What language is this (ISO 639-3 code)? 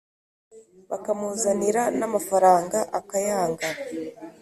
kin